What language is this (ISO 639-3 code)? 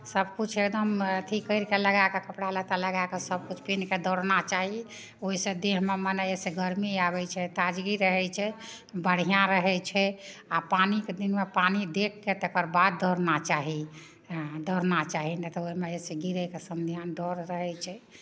mai